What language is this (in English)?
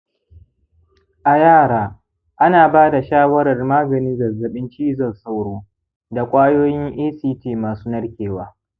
Hausa